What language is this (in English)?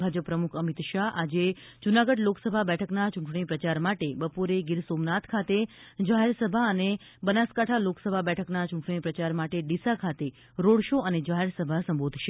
Gujarati